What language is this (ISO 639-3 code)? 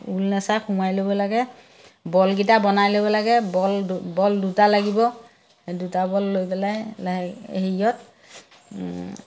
asm